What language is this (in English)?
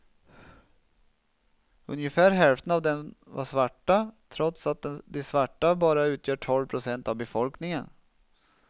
Swedish